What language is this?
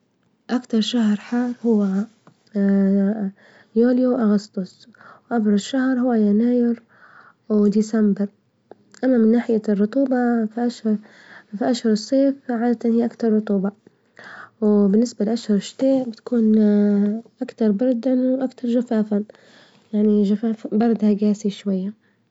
Libyan Arabic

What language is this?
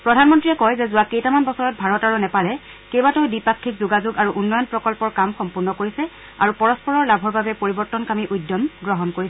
Assamese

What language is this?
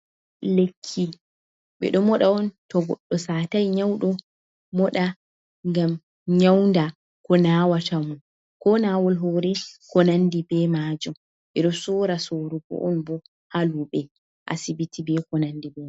Fula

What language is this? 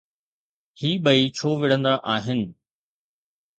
Sindhi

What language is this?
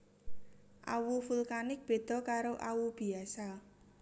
Javanese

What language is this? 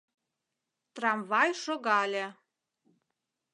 Mari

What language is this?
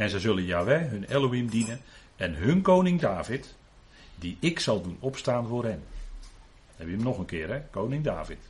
Dutch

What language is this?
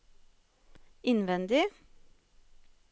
Norwegian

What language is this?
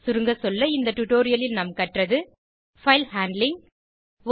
Tamil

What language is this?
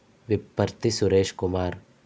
Telugu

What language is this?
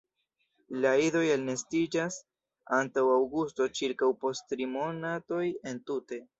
Esperanto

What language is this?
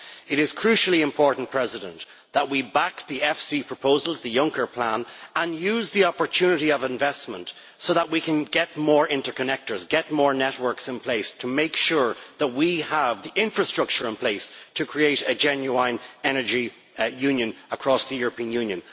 English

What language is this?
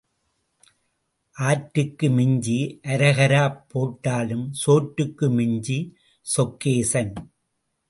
Tamil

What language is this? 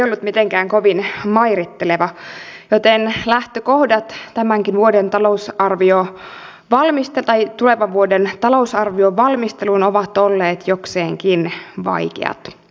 Finnish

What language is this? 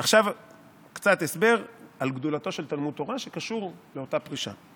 Hebrew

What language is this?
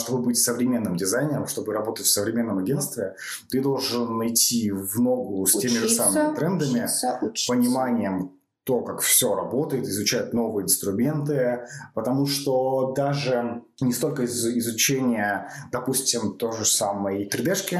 Russian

